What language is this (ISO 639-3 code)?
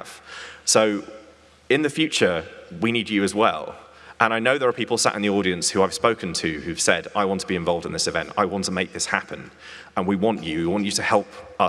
eng